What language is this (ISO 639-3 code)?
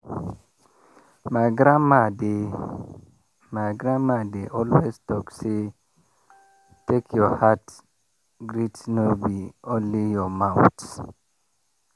pcm